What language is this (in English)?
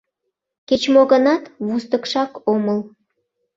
Mari